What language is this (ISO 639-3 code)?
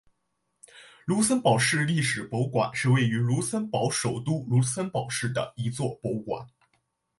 zho